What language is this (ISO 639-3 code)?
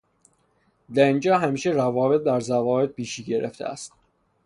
fas